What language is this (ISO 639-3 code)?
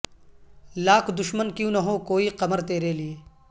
urd